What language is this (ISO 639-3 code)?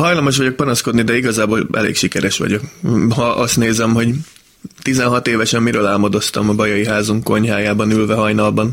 hun